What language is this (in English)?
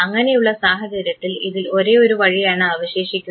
Malayalam